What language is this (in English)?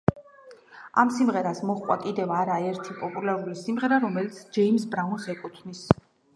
Georgian